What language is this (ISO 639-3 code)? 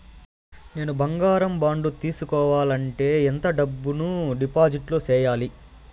tel